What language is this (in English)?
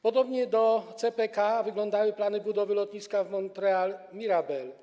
Polish